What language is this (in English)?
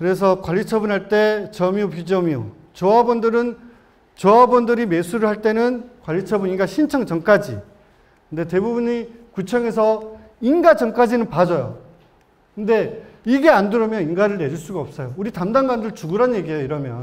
Korean